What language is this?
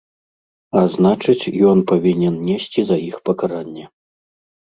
Belarusian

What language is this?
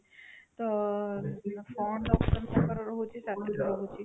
Odia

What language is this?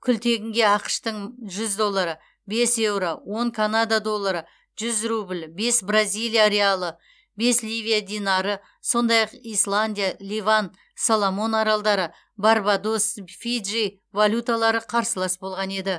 Kazakh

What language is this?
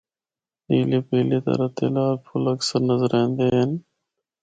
Northern Hindko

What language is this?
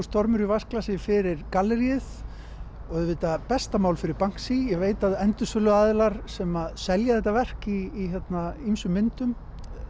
Icelandic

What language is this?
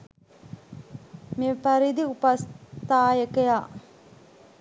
Sinhala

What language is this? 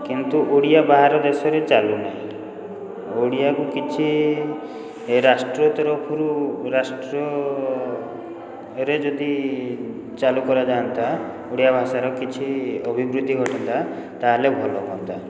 Odia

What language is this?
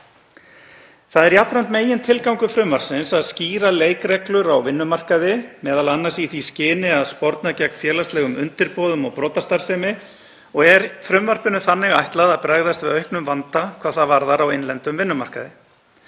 Icelandic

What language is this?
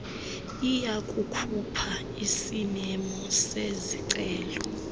Xhosa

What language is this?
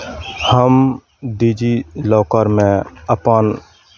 Maithili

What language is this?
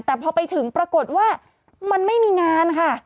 Thai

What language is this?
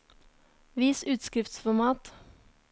Norwegian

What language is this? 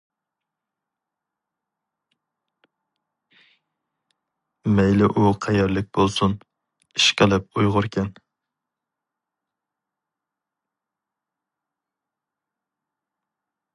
Uyghur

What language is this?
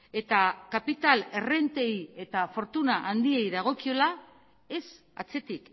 Basque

